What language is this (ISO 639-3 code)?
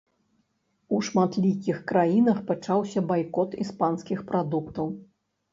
bel